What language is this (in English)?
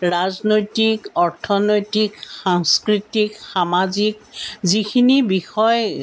Assamese